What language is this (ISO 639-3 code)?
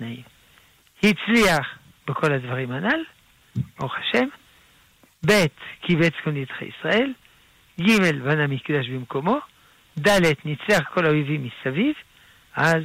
heb